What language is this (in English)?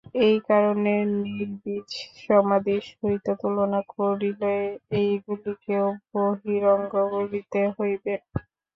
Bangla